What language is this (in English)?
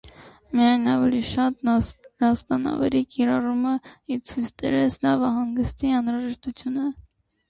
Armenian